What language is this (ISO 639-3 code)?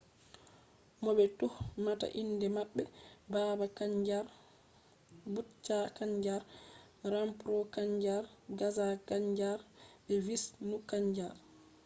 ful